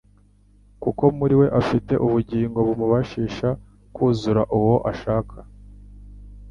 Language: Kinyarwanda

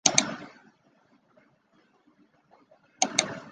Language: Chinese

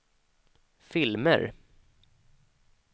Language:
Swedish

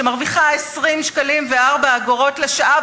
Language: Hebrew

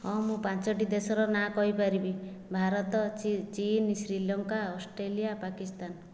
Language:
Odia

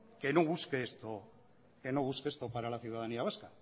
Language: Spanish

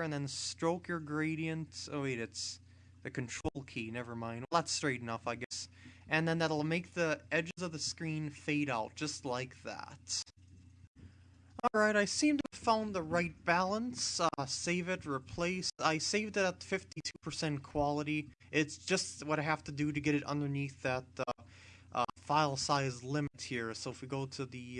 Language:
English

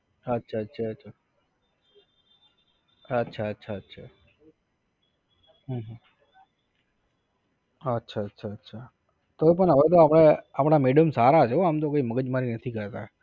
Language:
Gujarati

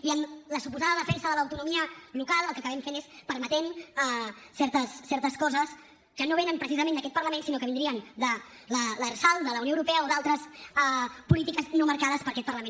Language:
Catalan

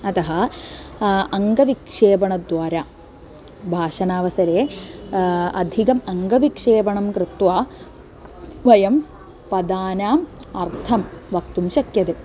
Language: Sanskrit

